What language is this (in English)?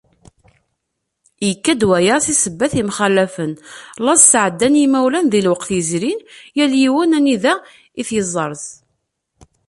Kabyle